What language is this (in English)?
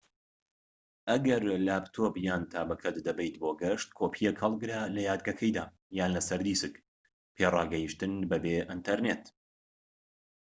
Central Kurdish